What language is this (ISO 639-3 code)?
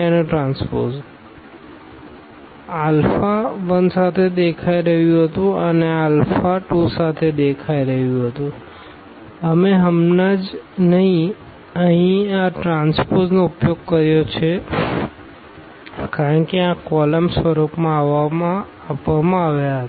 guj